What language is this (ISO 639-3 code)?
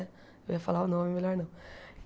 por